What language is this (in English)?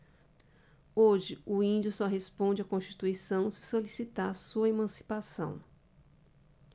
Portuguese